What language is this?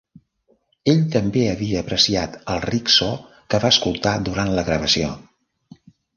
Catalan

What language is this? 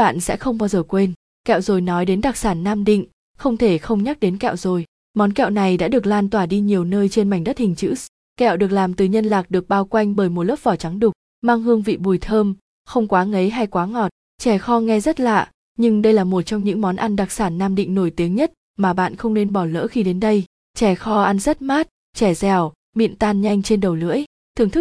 Vietnamese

